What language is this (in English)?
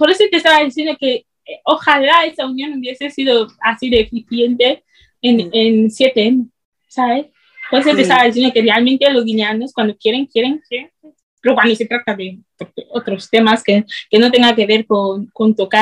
Spanish